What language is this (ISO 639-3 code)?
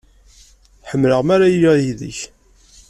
kab